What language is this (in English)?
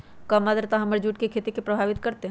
Magahi